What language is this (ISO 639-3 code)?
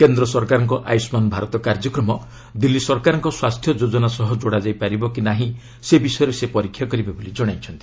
ori